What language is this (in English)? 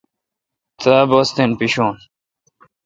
Kalkoti